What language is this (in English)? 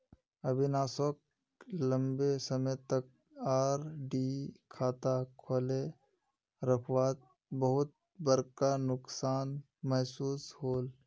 Magahi